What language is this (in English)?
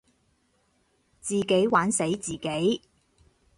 Cantonese